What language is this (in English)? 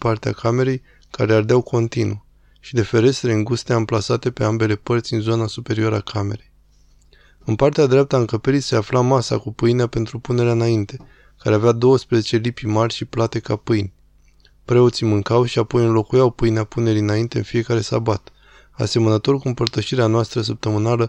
Romanian